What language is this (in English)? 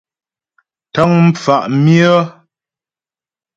Ghomala